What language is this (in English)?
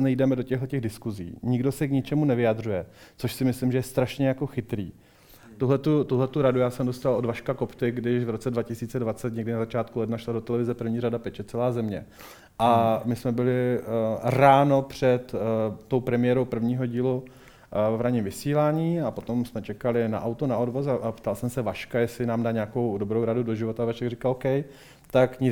Czech